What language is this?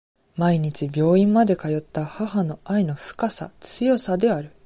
Japanese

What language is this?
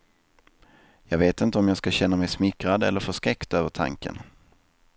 Swedish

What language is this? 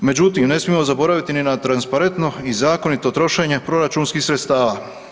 Croatian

